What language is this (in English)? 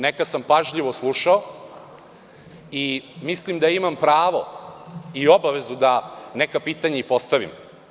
Serbian